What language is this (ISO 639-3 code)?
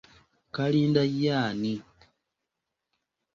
lug